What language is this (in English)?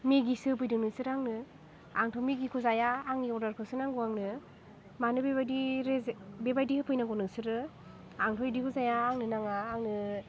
Bodo